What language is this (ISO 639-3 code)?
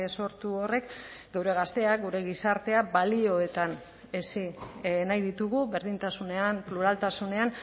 eus